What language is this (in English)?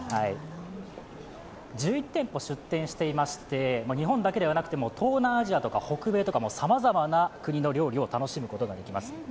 Japanese